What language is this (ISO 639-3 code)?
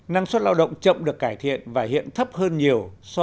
vie